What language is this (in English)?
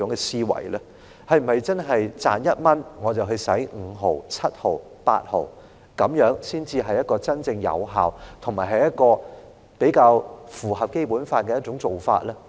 Cantonese